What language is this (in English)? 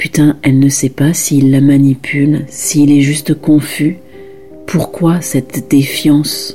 French